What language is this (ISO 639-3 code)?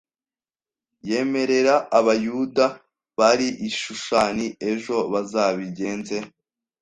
kin